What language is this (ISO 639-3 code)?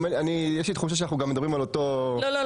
heb